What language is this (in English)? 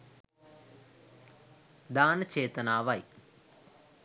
Sinhala